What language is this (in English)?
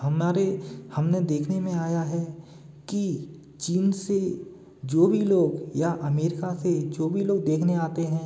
Hindi